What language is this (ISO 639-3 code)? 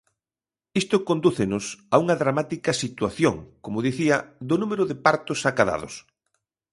glg